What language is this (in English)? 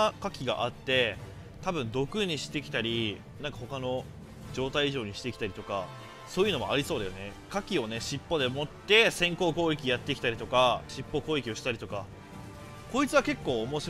Japanese